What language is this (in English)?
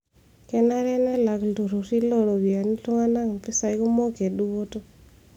Masai